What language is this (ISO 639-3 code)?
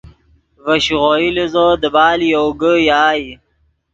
ydg